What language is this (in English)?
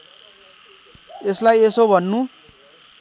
Nepali